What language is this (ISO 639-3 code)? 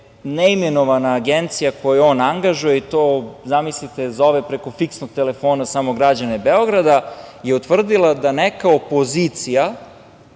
srp